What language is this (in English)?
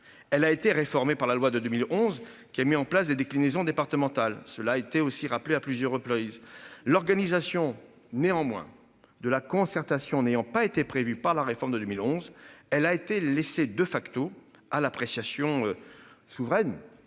French